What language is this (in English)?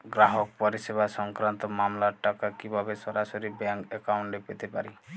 Bangla